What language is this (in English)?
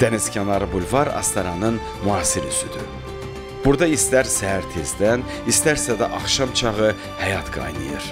Turkish